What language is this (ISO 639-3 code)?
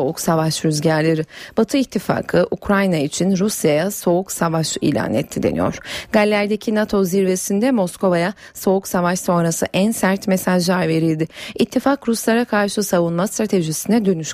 tur